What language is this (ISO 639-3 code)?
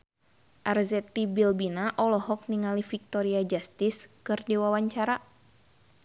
sun